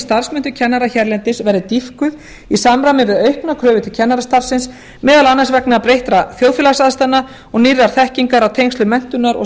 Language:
Icelandic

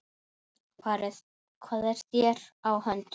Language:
Icelandic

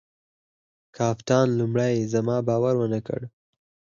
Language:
Pashto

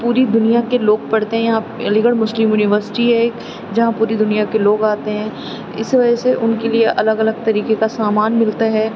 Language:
Urdu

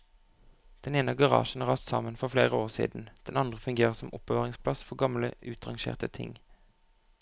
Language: Norwegian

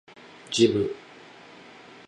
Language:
Japanese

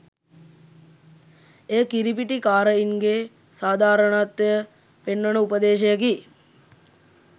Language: Sinhala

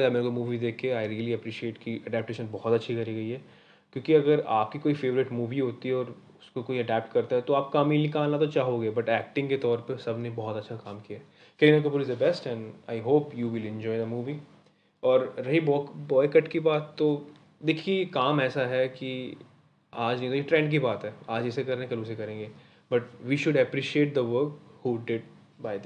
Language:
Hindi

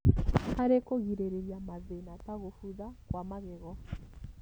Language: Kikuyu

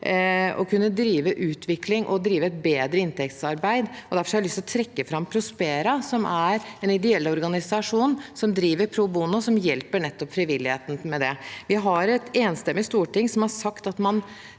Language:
Norwegian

